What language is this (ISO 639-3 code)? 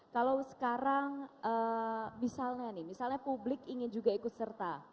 ind